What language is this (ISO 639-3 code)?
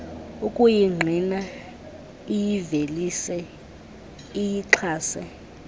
xho